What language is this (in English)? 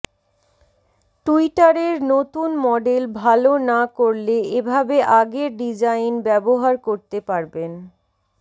Bangla